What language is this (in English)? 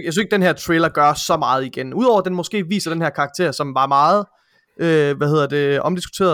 Danish